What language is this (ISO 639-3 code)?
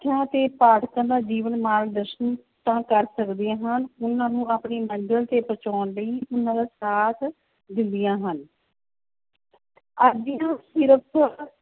pan